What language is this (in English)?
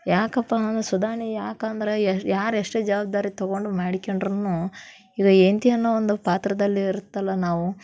Kannada